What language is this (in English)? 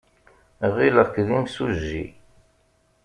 Kabyle